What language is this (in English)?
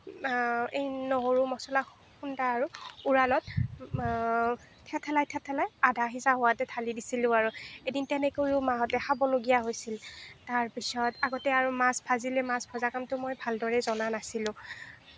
Assamese